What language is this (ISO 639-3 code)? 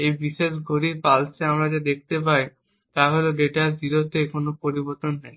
ben